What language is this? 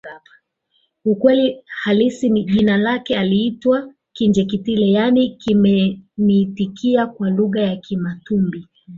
Swahili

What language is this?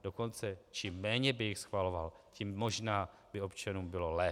Czech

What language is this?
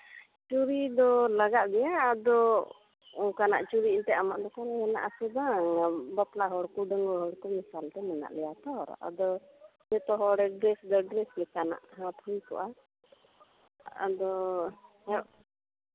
Santali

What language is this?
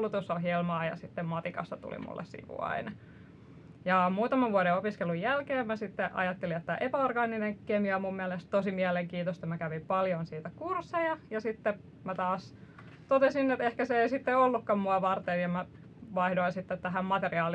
Finnish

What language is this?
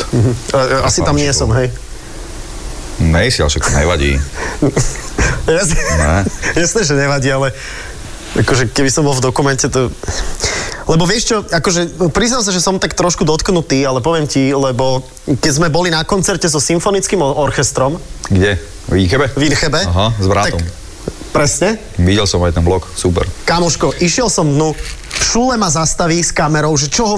Slovak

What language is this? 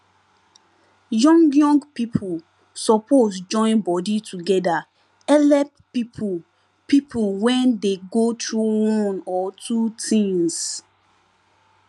Nigerian Pidgin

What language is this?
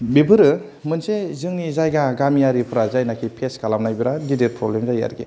Bodo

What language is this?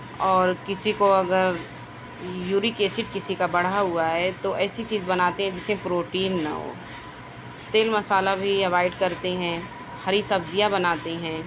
Urdu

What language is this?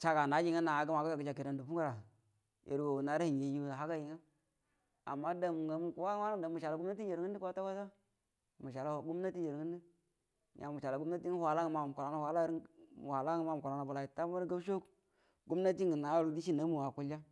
Buduma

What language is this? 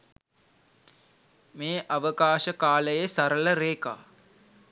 Sinhala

